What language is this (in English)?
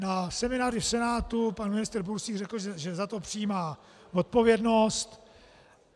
Czech